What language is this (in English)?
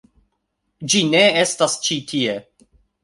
Esperanto